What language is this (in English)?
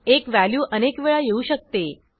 Marathi